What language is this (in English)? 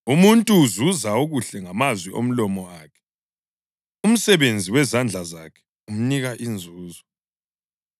North Ndebele